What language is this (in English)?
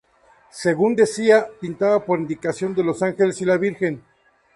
Spanish